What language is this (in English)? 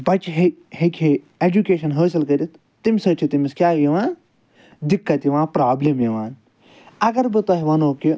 Kashmiri